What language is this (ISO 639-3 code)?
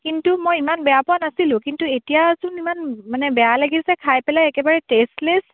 asm